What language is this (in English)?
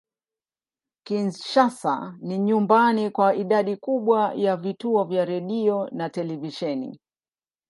Swahili